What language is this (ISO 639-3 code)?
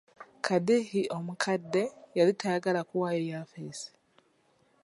lug